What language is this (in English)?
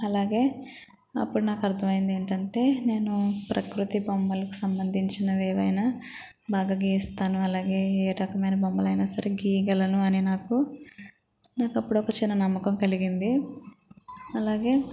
Telugu